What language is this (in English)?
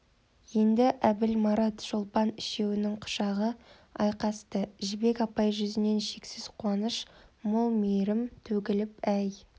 Kazakh